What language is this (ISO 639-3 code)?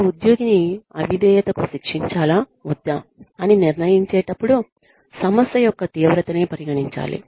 tel